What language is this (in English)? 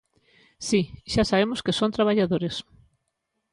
Galician